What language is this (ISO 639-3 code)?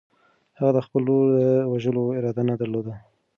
pus